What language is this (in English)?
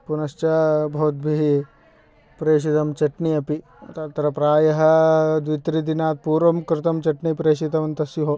Sanskrit